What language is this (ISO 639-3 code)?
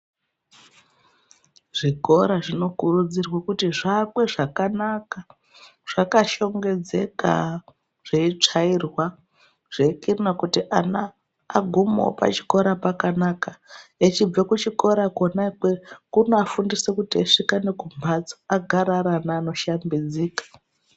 ndc